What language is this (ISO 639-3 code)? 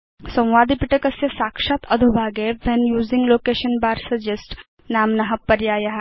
san